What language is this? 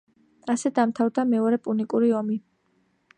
Georgian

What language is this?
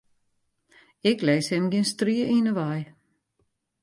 Western Frisian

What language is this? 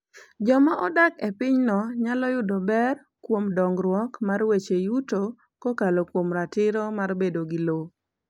Luo (Kenya and Tanzania)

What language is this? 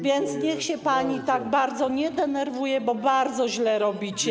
Polish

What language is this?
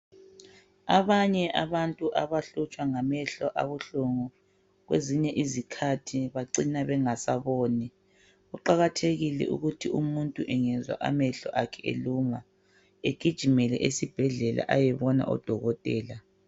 North Ndebele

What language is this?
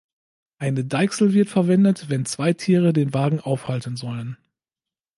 German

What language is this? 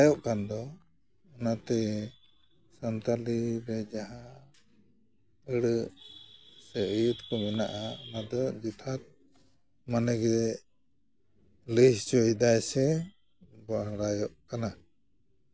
Santali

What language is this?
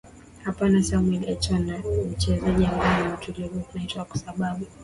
Swahili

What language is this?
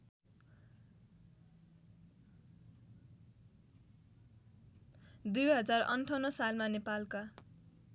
Nepali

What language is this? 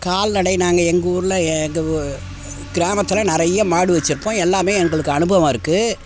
Tamil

